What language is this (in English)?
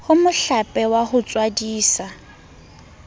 Southern Sotho